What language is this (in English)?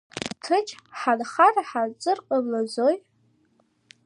Abkhazian